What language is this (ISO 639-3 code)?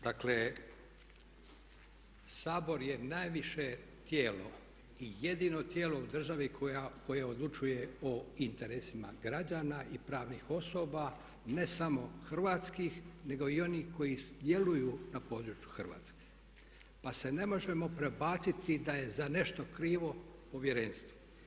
hrv